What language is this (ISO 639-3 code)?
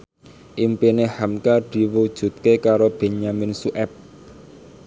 jav